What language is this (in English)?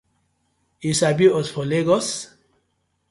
Nigerian Pidgin